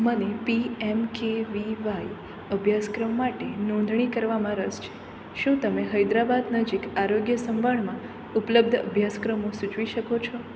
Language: Gujarati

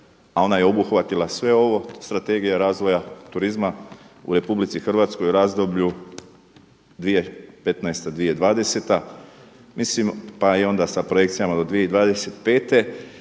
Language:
Croatian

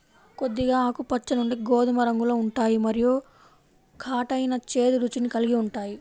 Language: Telugu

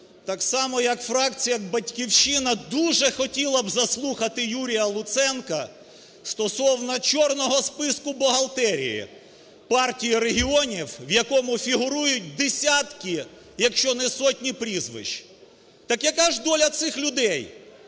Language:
Ukrainian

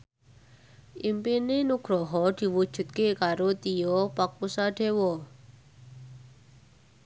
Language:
Javanese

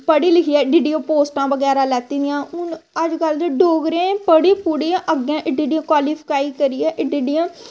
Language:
Dogri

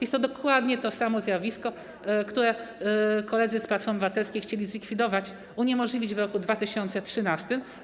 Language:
Polish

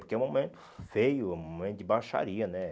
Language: Portuguese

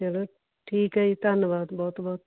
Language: Punjabi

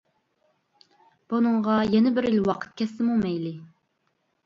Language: Uyghur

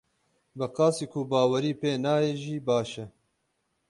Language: Kurdish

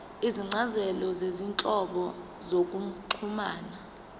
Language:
Zulu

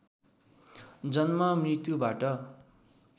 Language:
Nepali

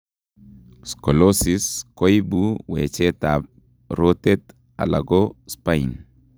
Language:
Kalenjin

